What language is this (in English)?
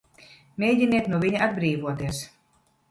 Latvian